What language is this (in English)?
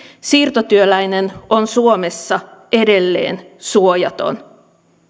Finnish